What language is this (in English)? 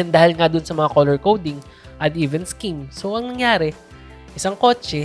Filipino